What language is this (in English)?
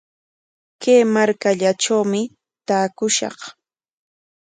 Corongo Ancash Quechua